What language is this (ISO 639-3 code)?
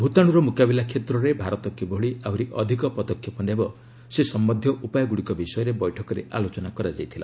ori